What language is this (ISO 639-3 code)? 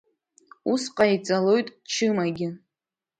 abk